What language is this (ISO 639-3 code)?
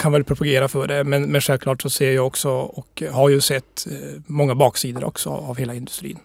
swe